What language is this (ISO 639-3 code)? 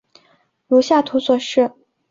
zho